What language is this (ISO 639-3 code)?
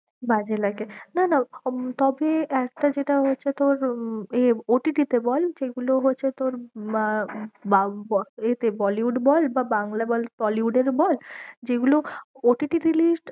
ben